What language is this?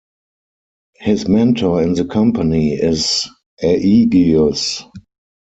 English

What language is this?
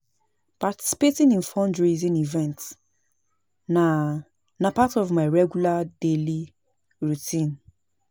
Nigerian Pidgin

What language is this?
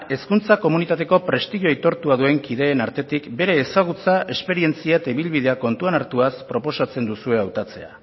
Basque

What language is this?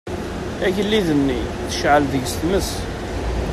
Kabyle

